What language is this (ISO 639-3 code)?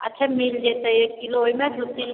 mai